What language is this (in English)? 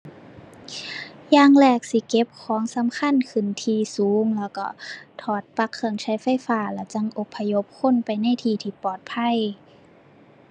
Thai